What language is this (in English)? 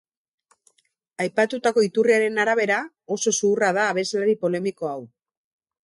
Basque